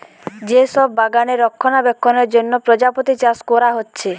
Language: Bangla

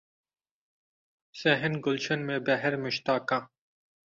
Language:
Urdu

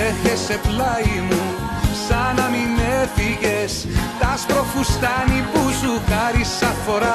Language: Greek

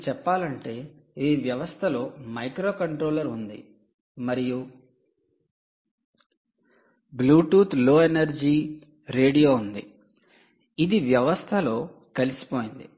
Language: Telugu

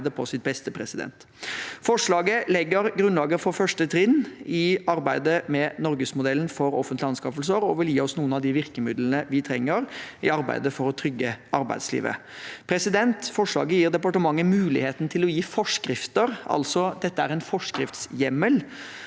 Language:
Norwegian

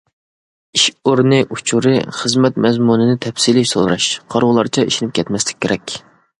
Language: Uyghur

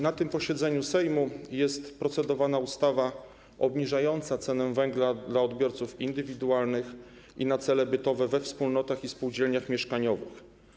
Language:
Polish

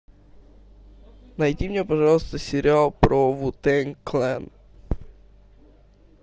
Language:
Russian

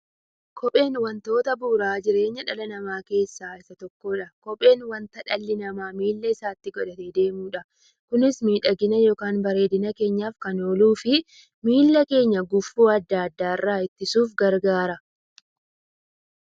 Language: Oromo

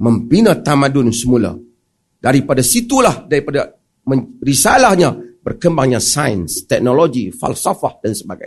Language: Malay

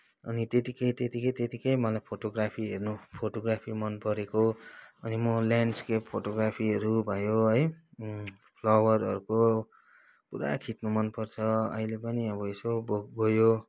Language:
Nepali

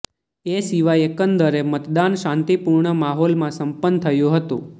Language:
Gujarati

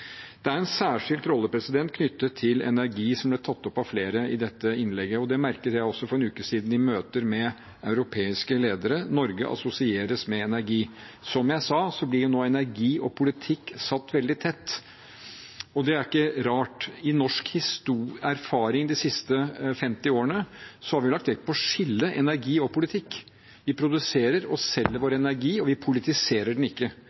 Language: Norwegian Bokmål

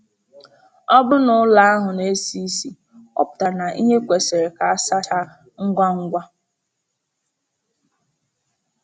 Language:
Igbo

